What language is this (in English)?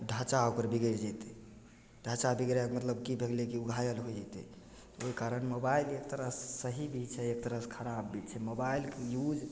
Maithili